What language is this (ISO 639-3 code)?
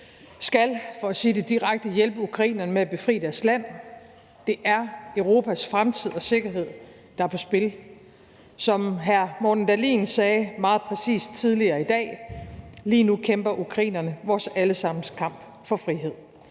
dan